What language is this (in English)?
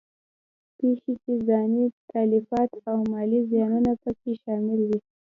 Pashto